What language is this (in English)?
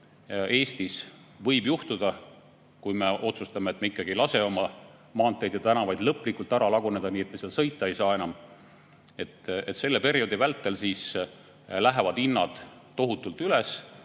Estonian